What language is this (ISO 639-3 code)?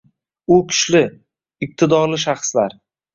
uzb